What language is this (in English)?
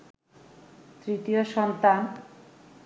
Bangla